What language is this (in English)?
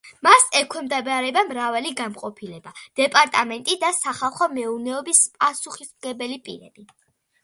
Georgian